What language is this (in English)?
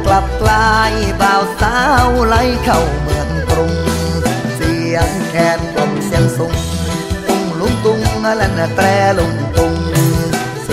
Thai